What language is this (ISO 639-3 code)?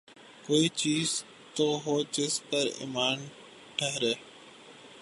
urd